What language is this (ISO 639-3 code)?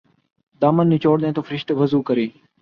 urd